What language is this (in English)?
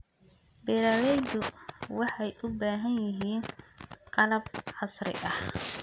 Somali